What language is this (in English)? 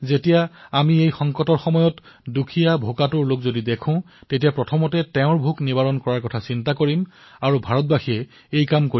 Assamese